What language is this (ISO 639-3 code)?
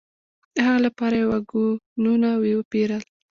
pus